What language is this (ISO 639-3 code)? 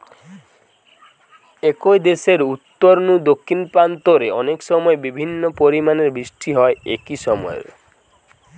ben